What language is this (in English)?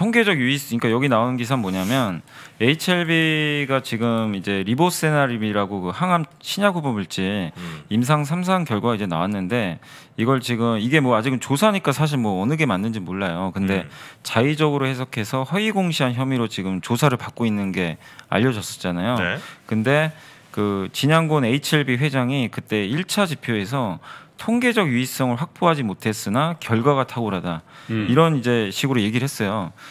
Korean